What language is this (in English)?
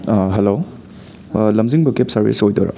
Manipuri